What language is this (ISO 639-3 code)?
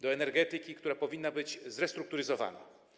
pol